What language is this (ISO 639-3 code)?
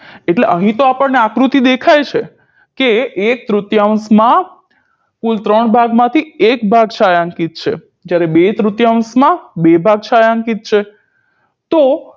guj